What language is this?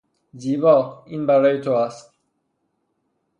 Persian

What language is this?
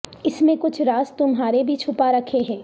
Urdu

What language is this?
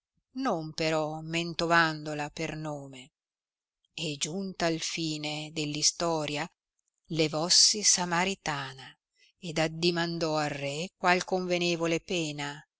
Italian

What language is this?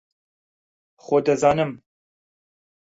Central Kurdish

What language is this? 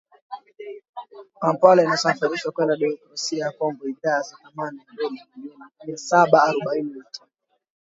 Swahili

